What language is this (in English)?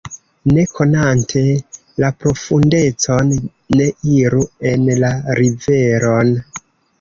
Esperanto